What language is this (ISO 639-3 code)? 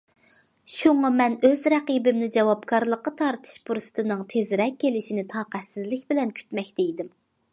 uig